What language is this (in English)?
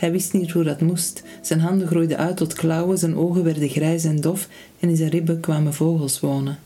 Dutch